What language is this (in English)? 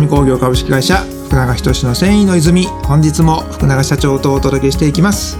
Japanese